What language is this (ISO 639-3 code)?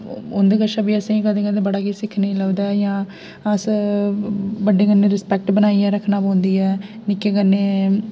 doi